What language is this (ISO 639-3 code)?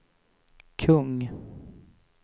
swe